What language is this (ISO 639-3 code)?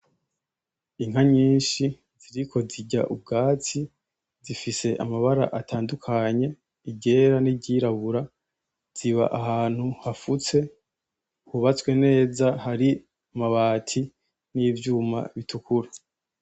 run